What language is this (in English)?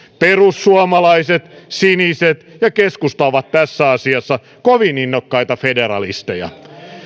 Finnish